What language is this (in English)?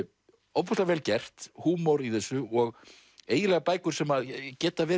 Icelandic